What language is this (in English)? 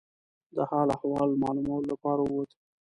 Pashto